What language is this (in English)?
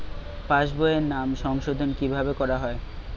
Bangla